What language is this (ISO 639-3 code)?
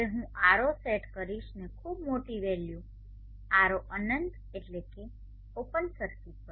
guj